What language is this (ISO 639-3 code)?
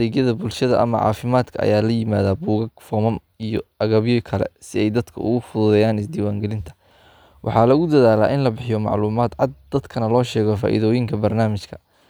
som